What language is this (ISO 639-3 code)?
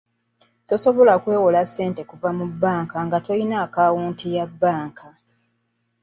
lug